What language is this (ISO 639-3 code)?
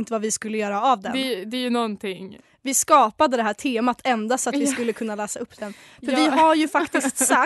swe